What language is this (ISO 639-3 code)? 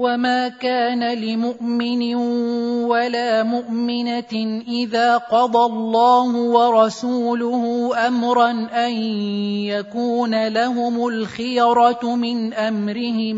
ara